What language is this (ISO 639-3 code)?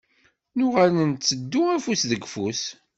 kab